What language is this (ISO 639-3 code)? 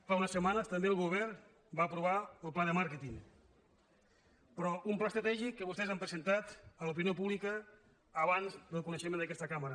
cat